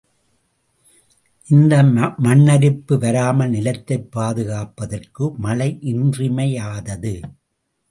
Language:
Tamil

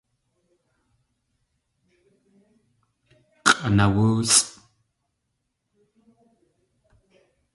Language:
Tlingit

